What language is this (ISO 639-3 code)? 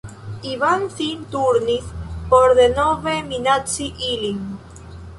epo